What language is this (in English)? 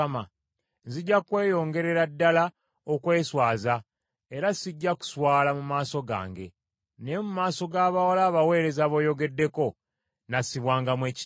Ganda